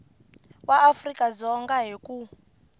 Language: Tsonga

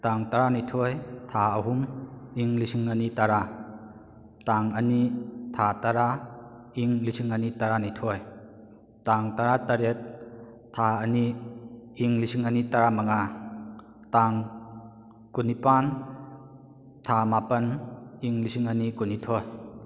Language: Manipuri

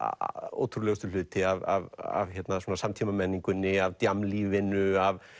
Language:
Icelandic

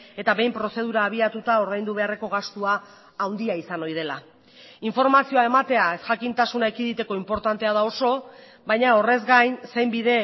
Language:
Basque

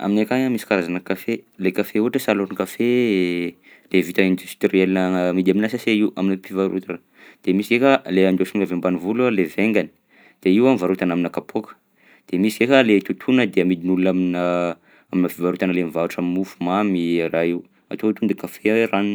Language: Southern Betsimisaraka Malagasy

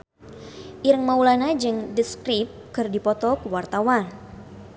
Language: Sundanese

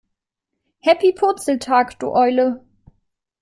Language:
German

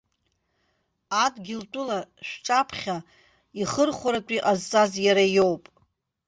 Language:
Abkhazian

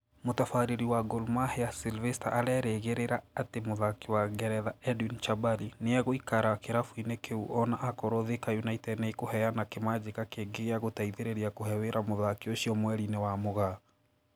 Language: Kikuyu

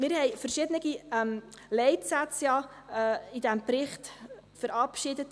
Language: Swiss German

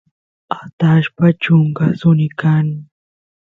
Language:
Santiago del Estero Quichua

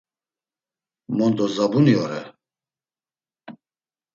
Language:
Laz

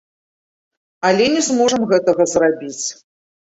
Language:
Belarusian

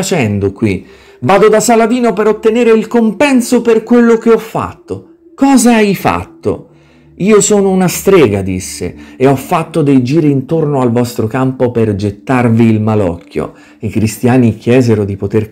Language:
Italian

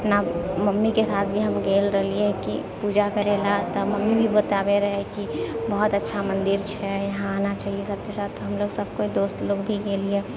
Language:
Maithili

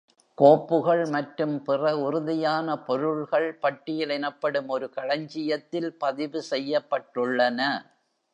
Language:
Tamil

